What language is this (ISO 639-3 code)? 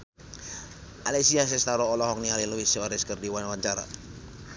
sun